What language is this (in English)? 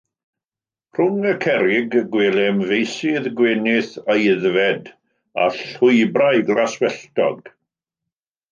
Welsh